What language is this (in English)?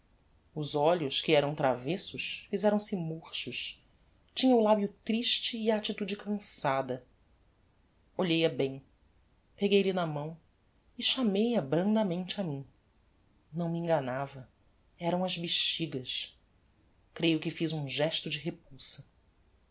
Portuguese